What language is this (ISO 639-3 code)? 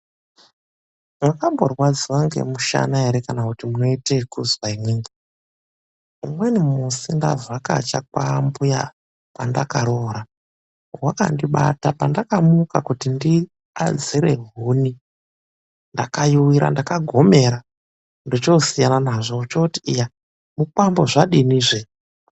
ndc